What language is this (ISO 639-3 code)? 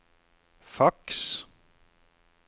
nor